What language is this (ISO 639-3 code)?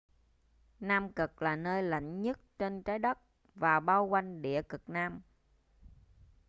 vie